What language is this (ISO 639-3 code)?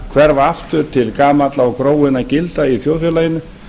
isl